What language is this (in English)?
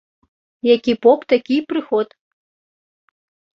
Belarusian